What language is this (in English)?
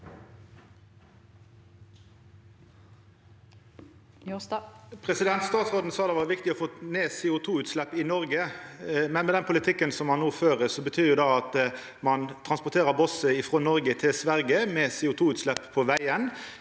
Norwegian